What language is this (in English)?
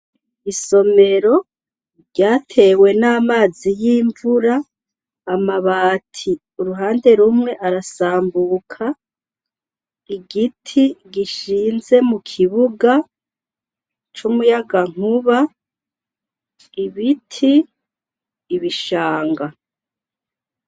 Rundi